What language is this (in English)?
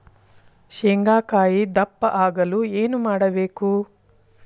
Kannada